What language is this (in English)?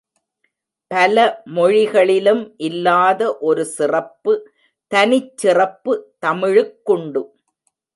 Tamil